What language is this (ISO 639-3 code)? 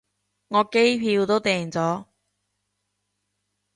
yue